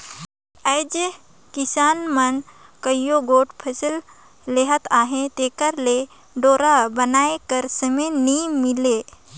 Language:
Chhattisgarhi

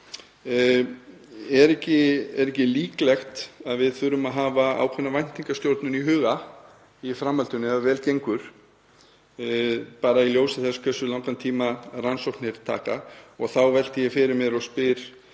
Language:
Icelandic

